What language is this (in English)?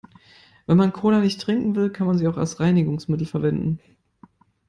German